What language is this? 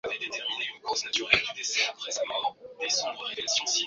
Swahili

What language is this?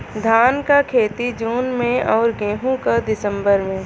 Bhojpuri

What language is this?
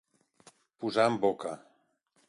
Catalan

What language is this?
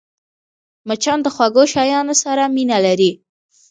Pashto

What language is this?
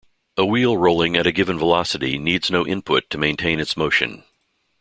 English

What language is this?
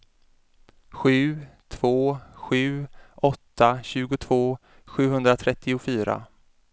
Swedish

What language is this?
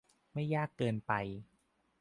Thai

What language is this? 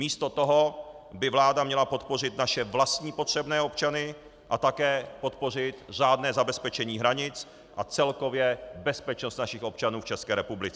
Czech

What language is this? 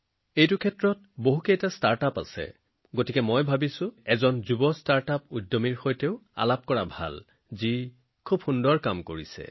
Assamese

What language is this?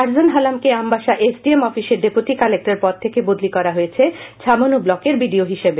Bangla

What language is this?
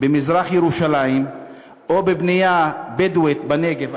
Hebrew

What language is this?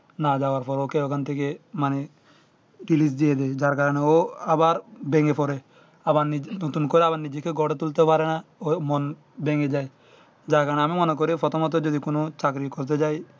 Bangla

